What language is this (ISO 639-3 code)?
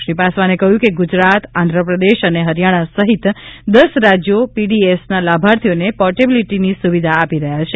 guj